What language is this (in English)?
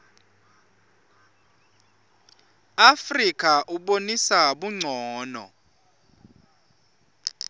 Swati